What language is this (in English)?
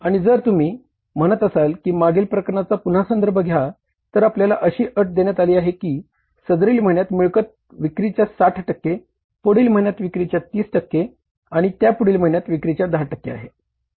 Marathi